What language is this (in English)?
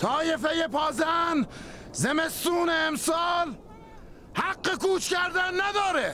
Persian